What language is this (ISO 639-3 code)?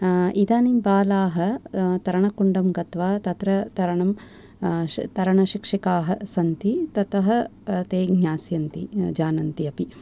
san